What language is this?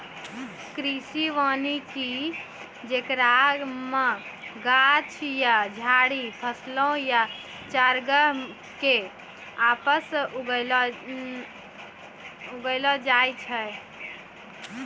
Maithili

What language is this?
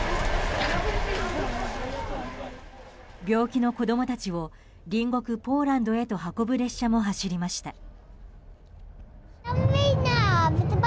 Japanese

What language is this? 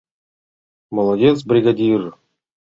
Mari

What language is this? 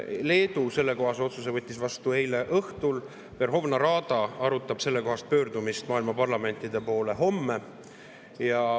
Estonian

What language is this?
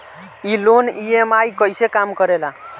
Bhojpuri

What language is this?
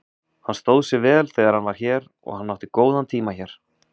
Icelandic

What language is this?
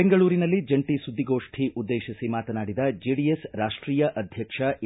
Kannada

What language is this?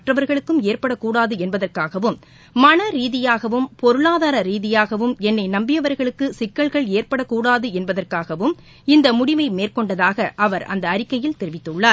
Tamil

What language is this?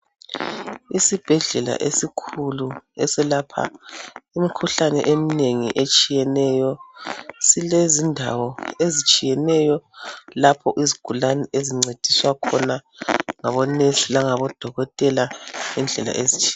North Ndebele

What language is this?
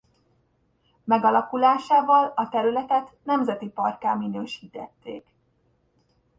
Hungarian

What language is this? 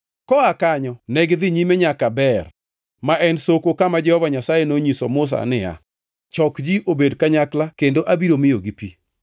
Luo (Kenya and Tanzania)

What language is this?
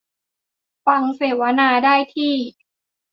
Thai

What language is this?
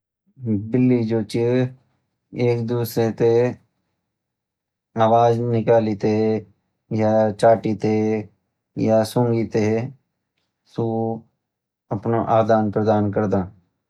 Garhwali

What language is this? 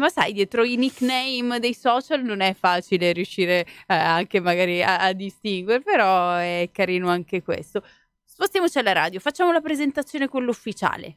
Italian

